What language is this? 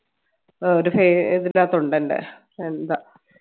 Malayalam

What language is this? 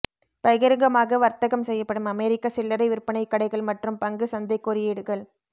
Tamil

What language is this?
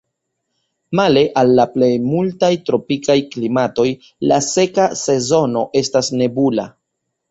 Esperanto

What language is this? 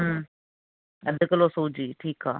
Sindhi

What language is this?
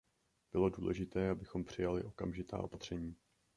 Czech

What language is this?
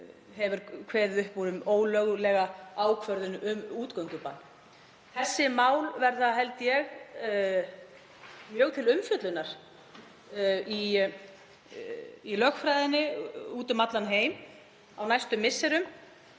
Icelandic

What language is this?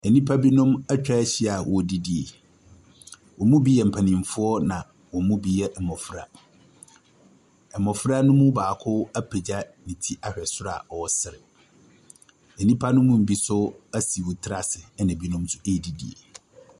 Akan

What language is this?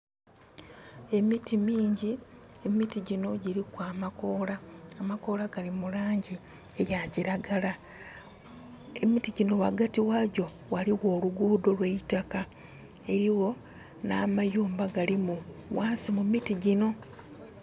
Soga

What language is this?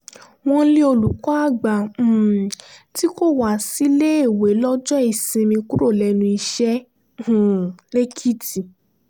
Yoruba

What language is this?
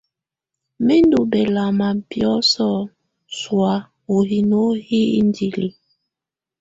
Tunen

